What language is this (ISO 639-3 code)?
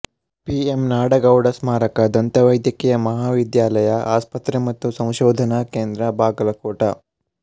kan